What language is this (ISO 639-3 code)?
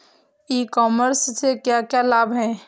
hin